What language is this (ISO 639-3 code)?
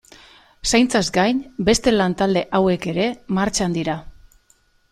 eus